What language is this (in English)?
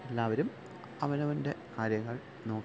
Malayalam